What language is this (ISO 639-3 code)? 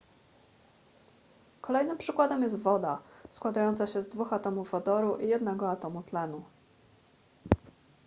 pol